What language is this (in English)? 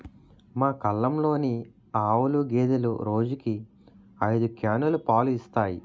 Telugu